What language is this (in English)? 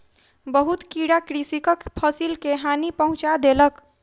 Maithili